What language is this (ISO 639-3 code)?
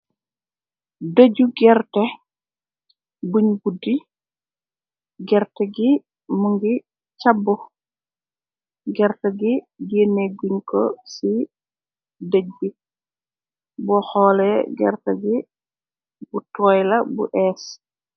wol